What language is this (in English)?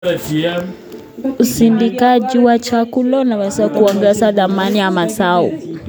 Kalenjin